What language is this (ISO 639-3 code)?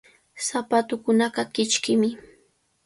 qvl